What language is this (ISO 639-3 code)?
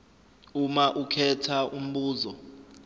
zul